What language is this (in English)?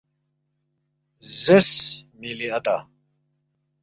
Balti